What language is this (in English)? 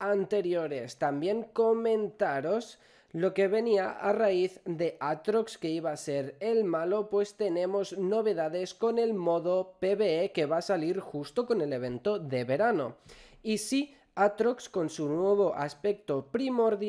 Spanish